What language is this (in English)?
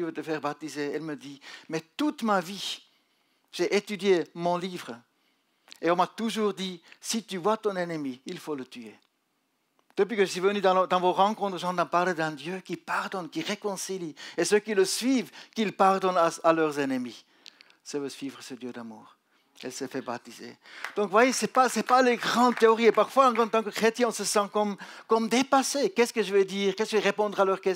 French